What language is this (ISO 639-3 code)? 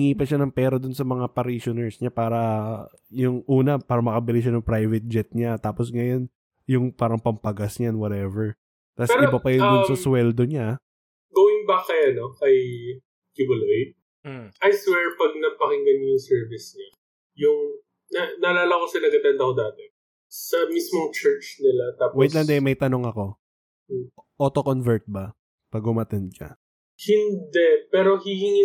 fil